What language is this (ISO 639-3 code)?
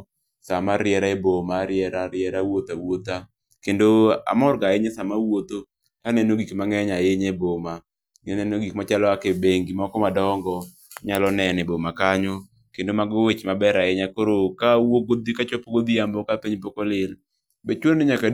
luo